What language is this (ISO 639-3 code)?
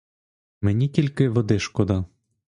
ukr